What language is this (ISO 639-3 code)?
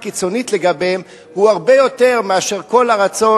heb